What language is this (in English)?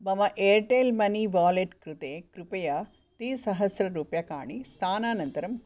Sanskrit